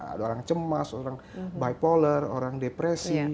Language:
Indonesian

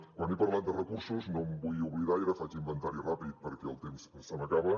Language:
Catalan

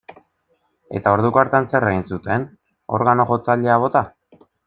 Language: Basque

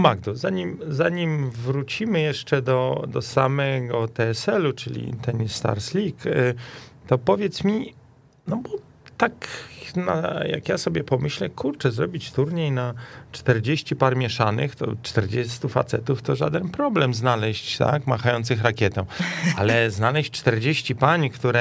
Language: Polish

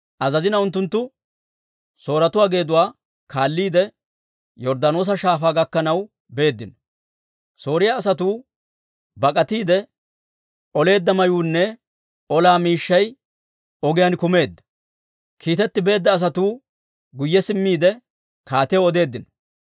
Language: Dawro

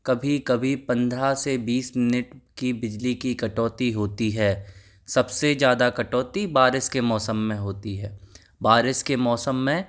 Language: Hindi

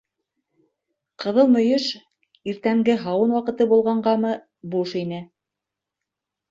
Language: Bashkir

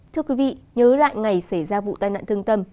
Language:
Vietnamese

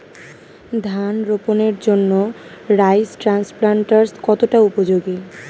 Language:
Bangla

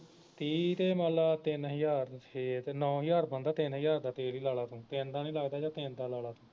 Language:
Punjabi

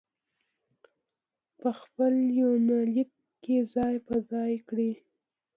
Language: Pashto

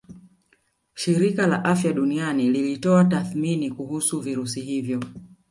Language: Swahili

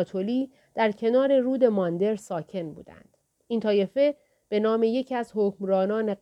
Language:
Persian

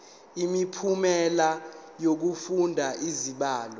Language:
Zulu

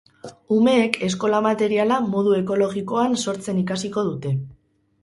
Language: Basque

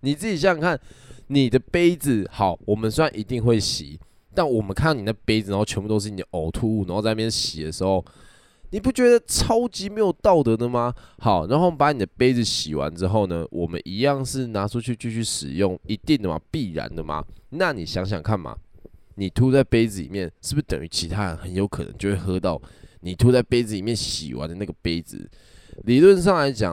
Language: Chinese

